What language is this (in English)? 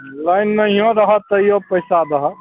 Maithili